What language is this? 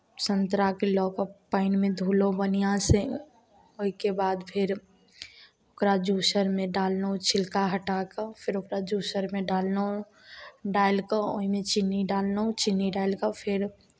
Maithili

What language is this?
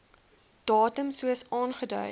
Afrikaans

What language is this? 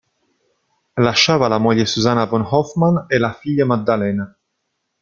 Italian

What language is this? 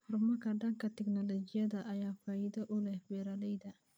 Somali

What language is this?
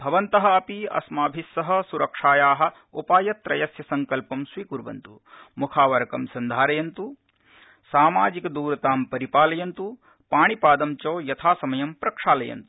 Sanskrit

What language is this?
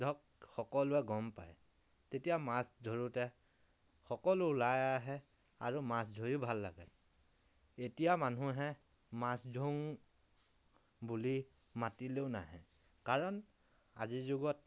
Assamese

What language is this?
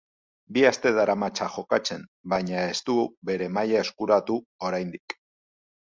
Basque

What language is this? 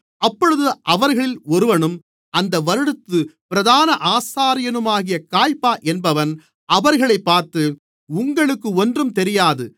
Tamil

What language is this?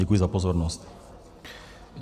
Czech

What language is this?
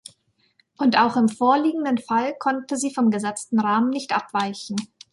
German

